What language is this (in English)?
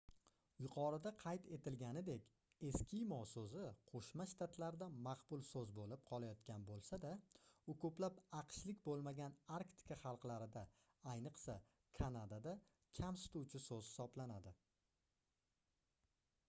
Uzbek